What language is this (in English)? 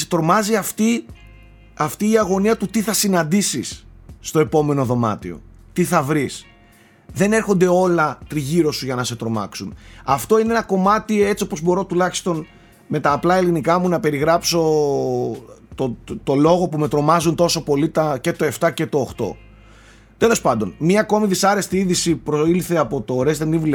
Greek